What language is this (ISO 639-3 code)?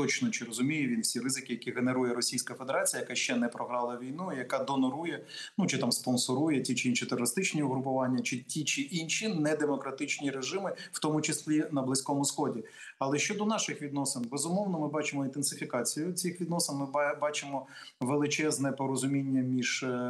ukr